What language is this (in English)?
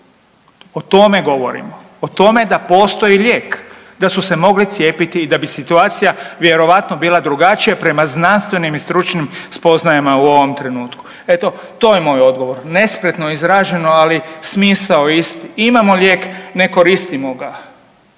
Croatian